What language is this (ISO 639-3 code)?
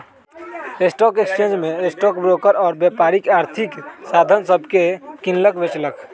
mag